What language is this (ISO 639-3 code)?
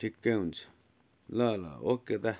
nep